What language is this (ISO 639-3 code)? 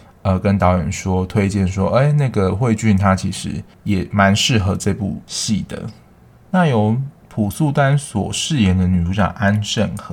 zho